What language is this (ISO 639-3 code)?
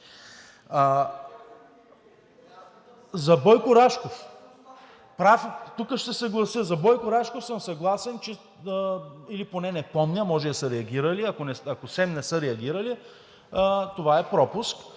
bul